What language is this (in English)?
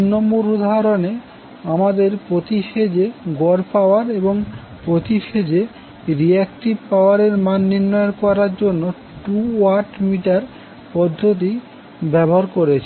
Bangla